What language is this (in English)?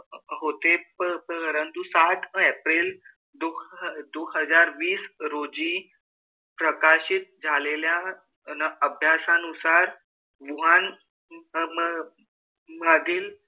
Marathi